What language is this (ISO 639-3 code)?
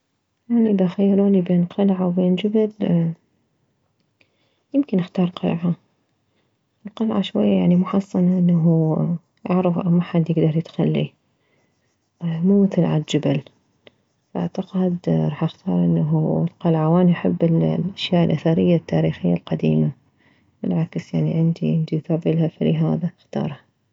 acm